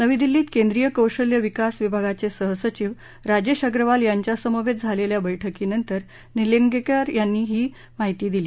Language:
Marathi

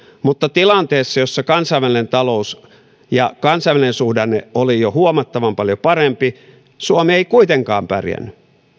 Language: Finnish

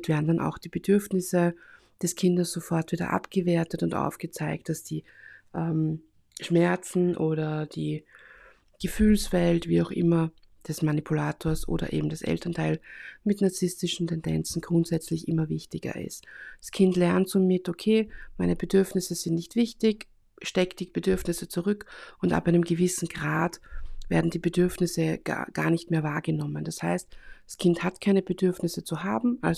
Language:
German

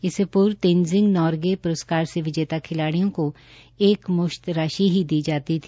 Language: Hindi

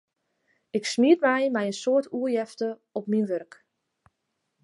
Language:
Western Frisian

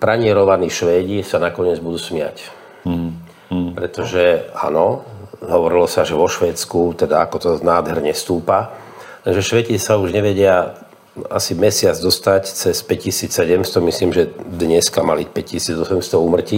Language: Slovak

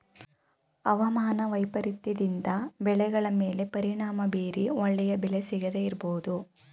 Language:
Kannada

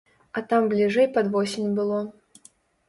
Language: Belarusian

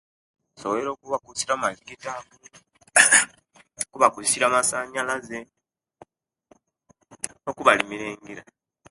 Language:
Kenyi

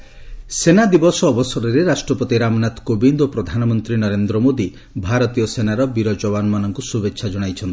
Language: Odia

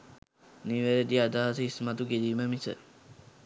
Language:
Sinhala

